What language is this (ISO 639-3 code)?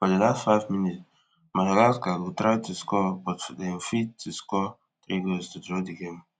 pcm